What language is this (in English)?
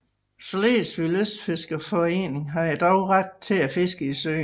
Danish